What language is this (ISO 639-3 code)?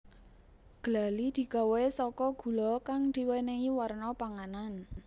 jav